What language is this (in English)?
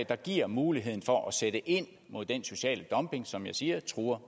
Danish